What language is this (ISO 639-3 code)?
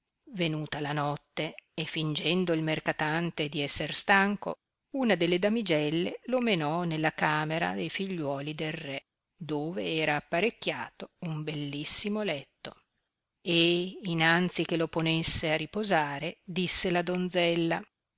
ita